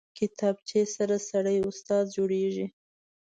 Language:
Pashto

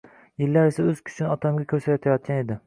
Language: Uzbek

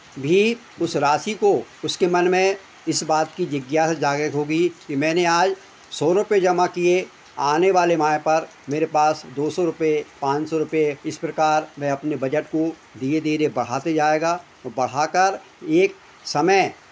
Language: Hindi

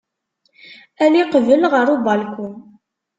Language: Kabyle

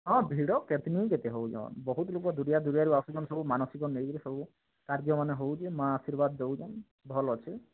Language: Odia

